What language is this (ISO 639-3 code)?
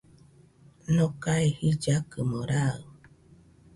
hux